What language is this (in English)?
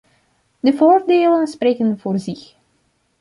Dutch